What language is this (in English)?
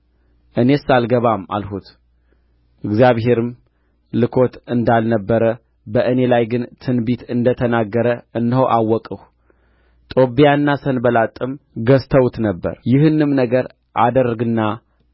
Amharic